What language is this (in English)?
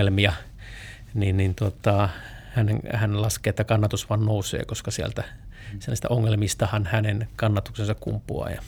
Finnish